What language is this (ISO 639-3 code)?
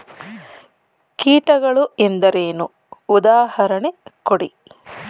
kan